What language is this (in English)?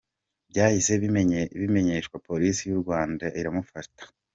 Kinyarwanda